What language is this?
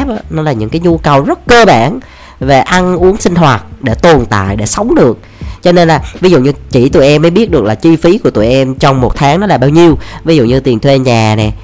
Vietnamese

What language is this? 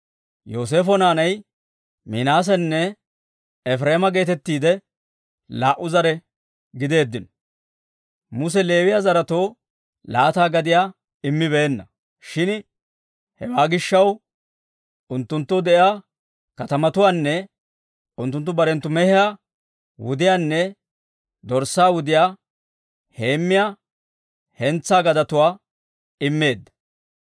Dawro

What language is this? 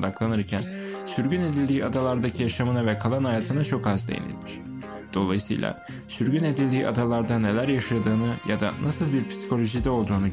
Turkish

